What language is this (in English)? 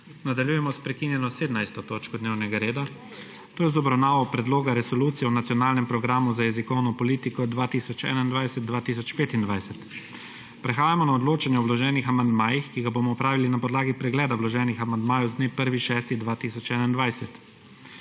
Slovenian